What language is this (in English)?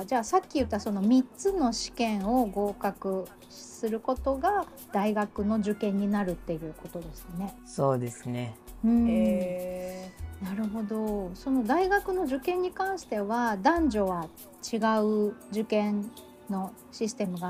Japanese